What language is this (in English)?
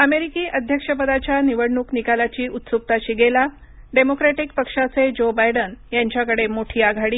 Marathi